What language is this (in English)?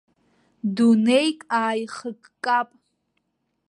Abkhazian